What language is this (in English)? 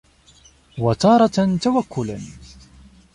Arabic